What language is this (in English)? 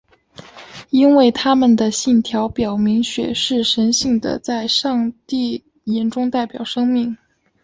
Chinese